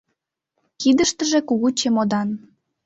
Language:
Mari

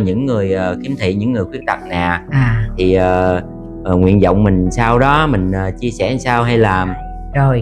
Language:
Vietnamese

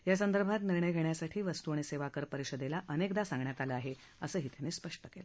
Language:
Marathi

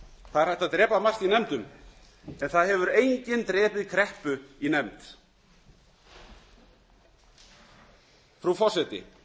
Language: Icelandic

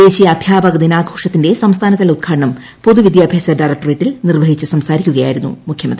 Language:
Malayalam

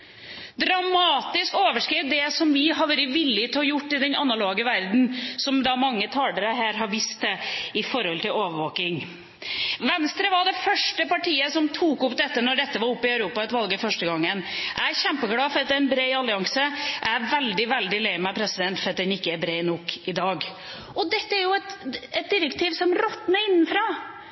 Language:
Norwegian Bokmål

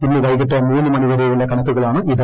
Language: Malayalam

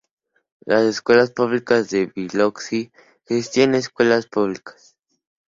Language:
Spanish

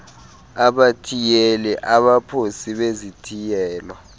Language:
Xhosa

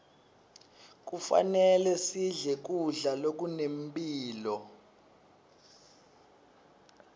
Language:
Swati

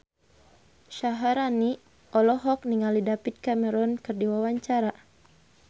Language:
Sundanese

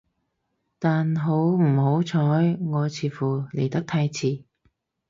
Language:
Cantonese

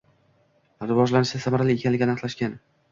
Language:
Uzbek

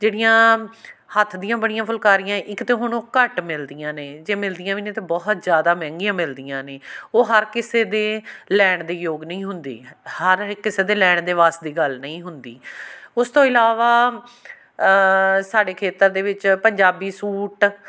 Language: Punjabi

